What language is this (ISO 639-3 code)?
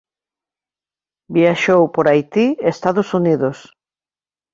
glg